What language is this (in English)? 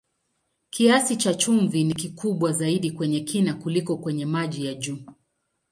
Swahili